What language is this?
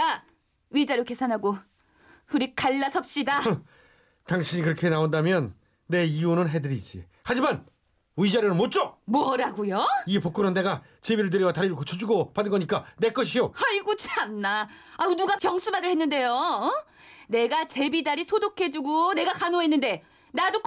Korean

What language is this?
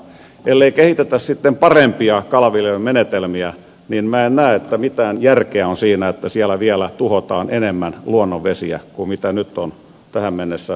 Finnish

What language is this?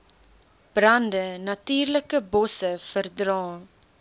Afrikaans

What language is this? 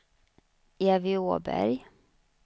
Swedish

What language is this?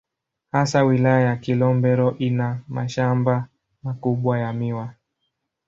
Swahili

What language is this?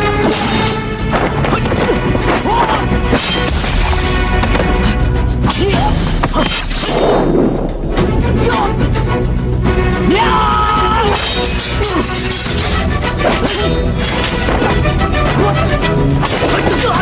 Vietnamese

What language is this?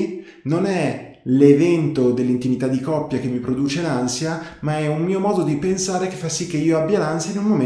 Italian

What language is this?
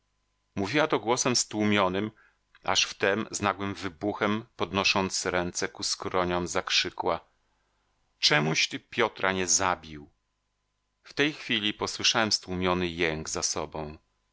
Polish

